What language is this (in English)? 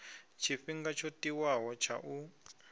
Venda